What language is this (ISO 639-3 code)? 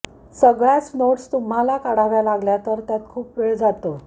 mar